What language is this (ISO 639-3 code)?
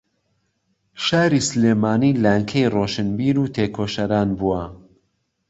ckb